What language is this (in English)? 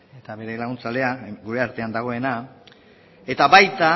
Basque